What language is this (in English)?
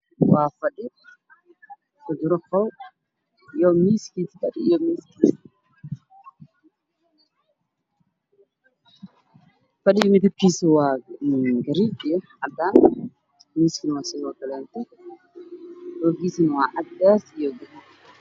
Somali